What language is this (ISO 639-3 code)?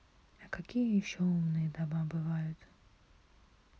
rus